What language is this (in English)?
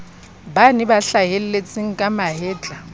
Southern Sotho